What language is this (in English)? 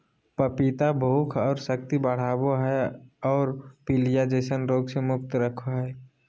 Magahi